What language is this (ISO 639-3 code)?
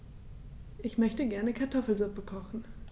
deu